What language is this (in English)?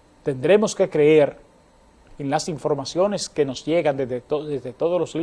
Spanish